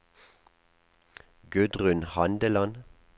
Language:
Norwegian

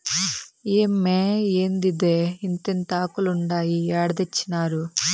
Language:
Telugu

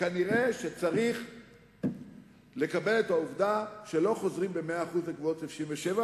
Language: Hebrew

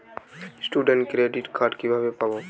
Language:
Bangla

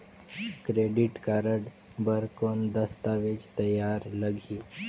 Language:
Chhattisgarhi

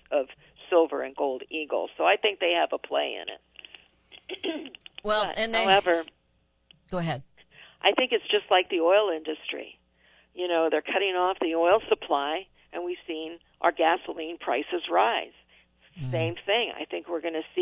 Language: English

